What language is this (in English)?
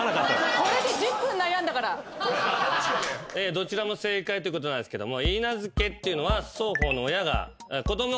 Japanese